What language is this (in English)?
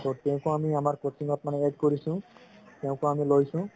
Assamese